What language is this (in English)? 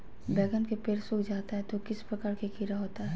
Magahi